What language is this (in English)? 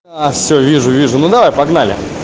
Russian